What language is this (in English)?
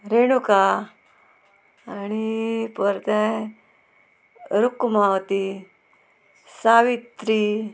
Konkani